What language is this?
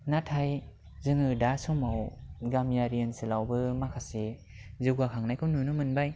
Bodo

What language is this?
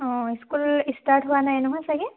Assamese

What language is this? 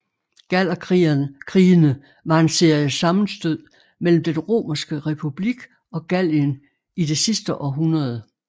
Danish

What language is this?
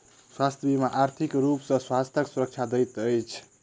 Maithili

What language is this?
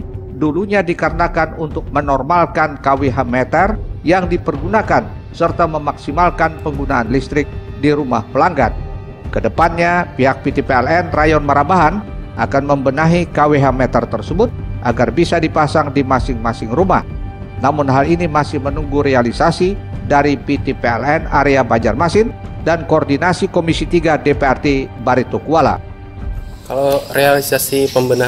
Indonesian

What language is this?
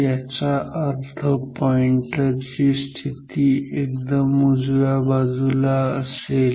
Marathi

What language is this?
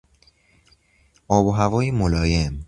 Persian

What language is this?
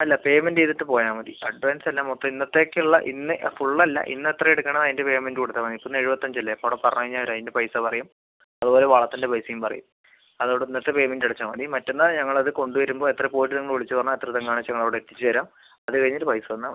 Malayalam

